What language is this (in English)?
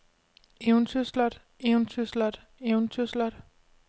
Danish